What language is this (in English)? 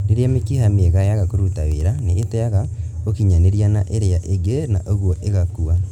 Kikuyu